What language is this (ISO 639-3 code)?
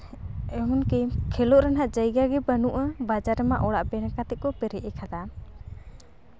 sat